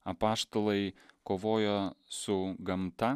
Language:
Lithuanian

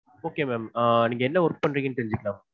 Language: Tamil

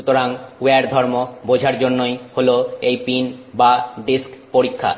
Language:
Bangla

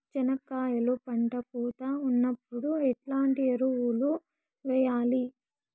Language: Telugu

